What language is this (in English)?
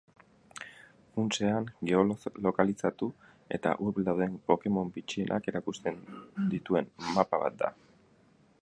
Basque